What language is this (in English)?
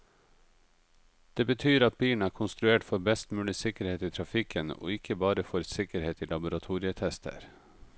Norwegian